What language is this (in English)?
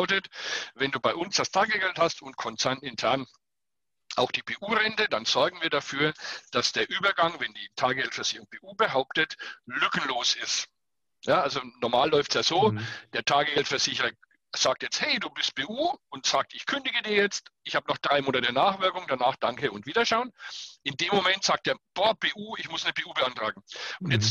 German